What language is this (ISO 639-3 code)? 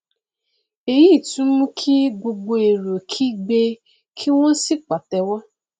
yor